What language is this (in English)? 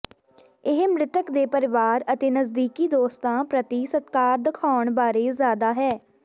Punjabi